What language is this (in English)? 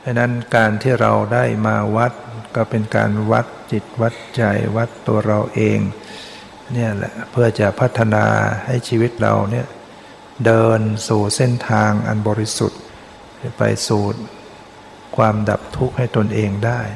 Thai